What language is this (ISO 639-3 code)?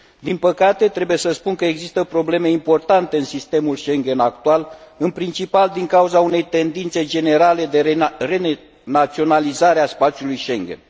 ron